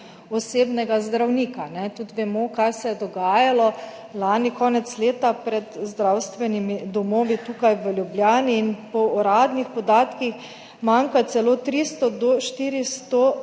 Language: Slovenian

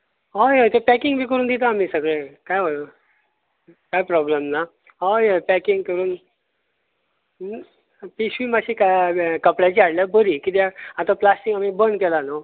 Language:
Konkani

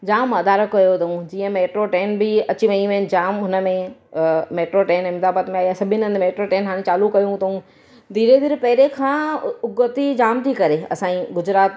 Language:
Sindhi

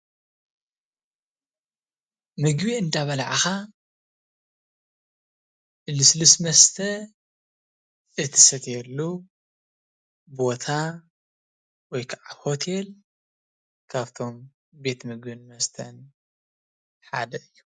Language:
Tigrinya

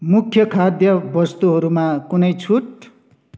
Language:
Nepali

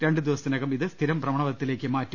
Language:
Malayalam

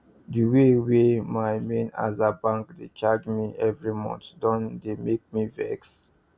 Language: Nigerian Pidgin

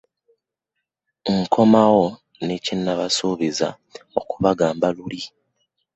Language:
Ganda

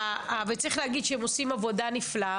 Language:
Hebrew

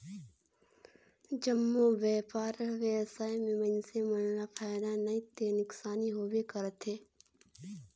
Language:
Chhattisgarhi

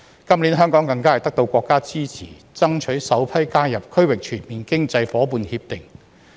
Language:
Cantonese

